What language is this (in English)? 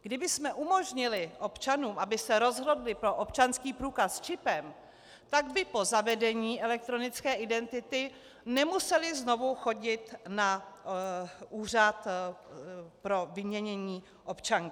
Czech